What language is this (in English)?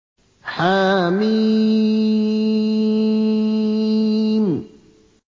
Arabic